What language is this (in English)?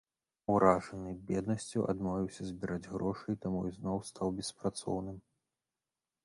Belarusian